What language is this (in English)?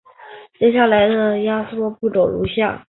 Chinese